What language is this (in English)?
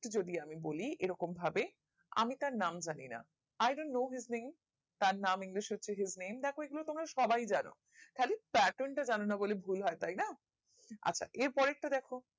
Bangla